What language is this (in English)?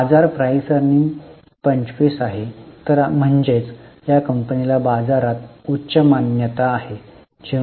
Marathi